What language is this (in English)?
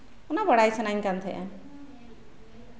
Santali